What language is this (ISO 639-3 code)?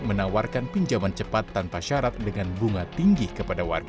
ind